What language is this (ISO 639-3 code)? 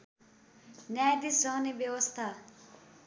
nep